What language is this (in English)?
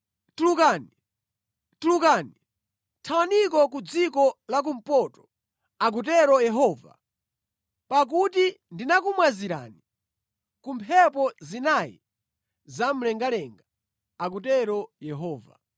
Nyanja